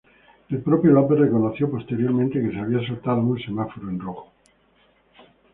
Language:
Spanish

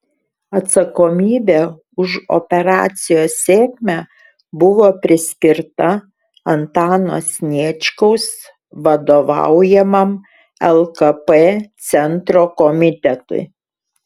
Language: Lithuanian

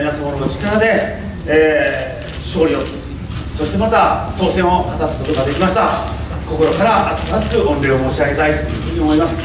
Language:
Japanese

